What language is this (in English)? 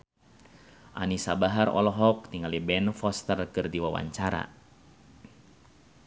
Sundanese